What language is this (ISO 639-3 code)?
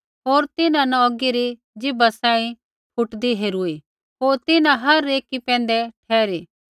kfx